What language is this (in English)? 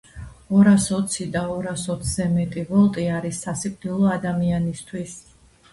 Georgian